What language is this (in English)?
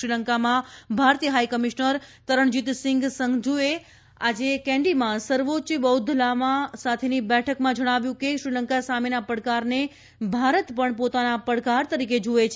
Gujarati